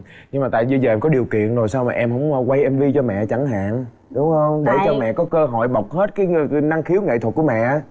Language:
Vietnamese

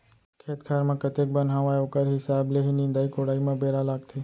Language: Chhattisgarhi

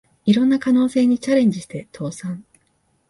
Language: Japanese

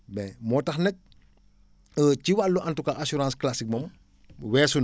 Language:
Wolof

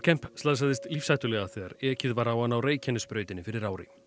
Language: Icelandic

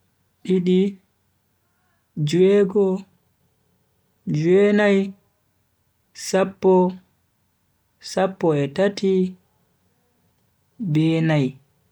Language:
Bagirmi Fulfulde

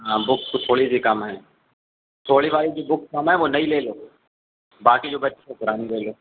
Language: Urdu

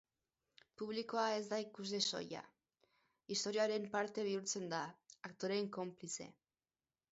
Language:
Basque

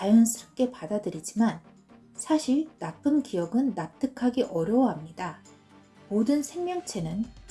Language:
Korean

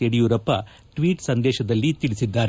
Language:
Kannada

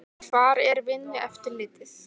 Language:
Icelandic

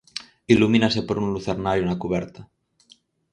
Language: Galician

